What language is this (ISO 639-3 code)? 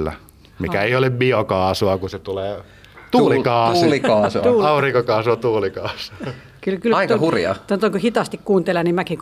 fin